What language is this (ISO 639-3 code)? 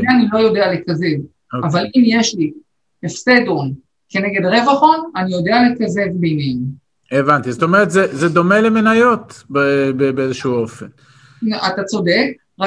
heb